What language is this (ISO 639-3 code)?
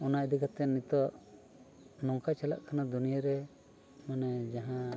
sat